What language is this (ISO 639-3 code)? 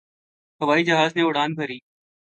urd